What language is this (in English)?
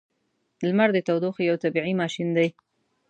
Pashto